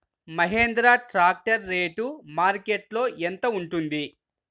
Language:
Telugu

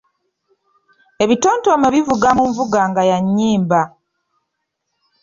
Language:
Ganda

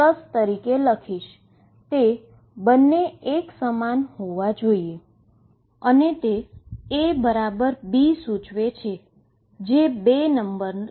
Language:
Gujarati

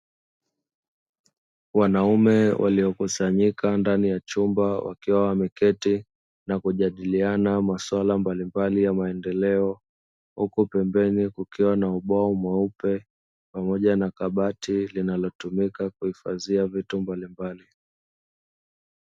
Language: Swahili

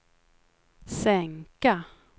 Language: Swedish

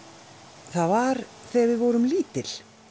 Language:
Icelandic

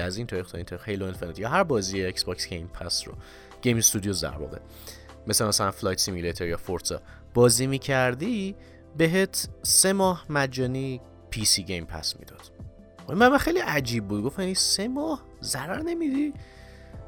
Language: Persian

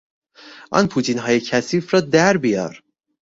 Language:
Persian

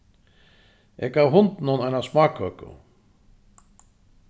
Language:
Faroese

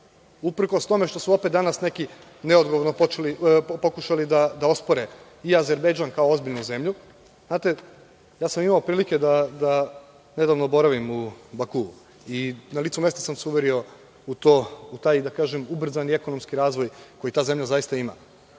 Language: Serbian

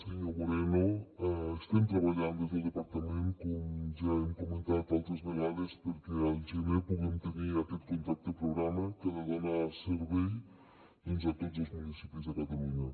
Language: Catalan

